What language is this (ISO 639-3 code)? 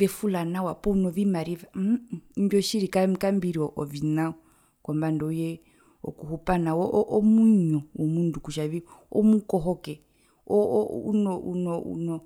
her